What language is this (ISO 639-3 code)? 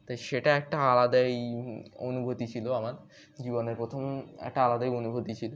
ben